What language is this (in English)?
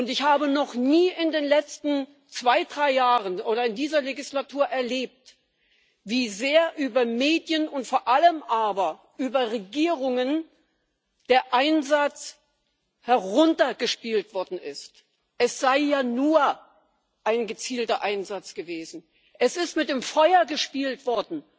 German